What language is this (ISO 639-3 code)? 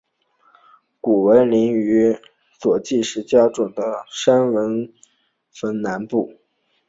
zho